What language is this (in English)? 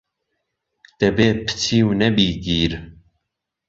Central Kurdish